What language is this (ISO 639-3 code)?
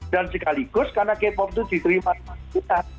ind